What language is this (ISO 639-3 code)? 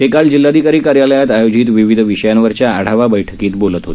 mar